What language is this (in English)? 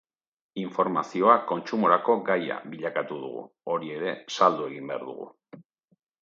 Basque